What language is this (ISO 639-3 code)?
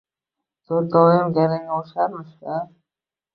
uzb